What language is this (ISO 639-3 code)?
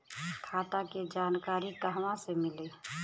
bho